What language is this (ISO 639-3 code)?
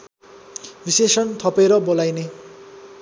nep